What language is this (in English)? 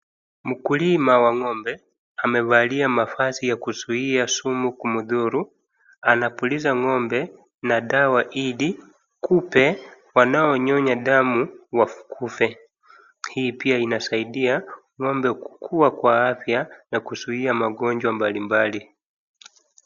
Swahili